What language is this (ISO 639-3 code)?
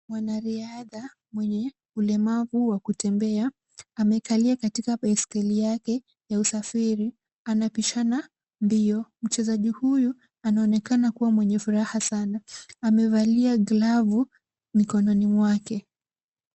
swa